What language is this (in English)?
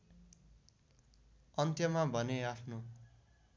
Nepali